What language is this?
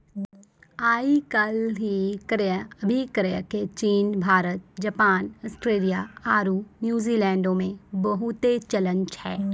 Maithili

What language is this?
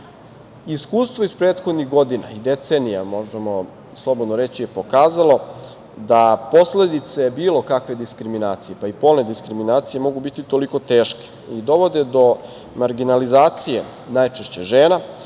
Serbian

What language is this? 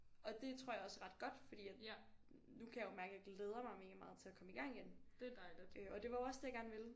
Danish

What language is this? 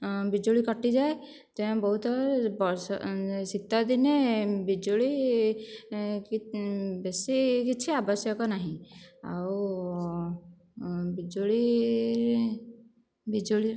Odia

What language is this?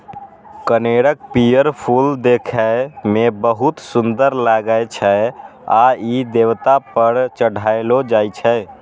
Maithili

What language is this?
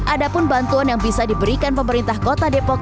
Indonesian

